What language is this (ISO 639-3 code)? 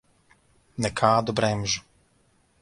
lav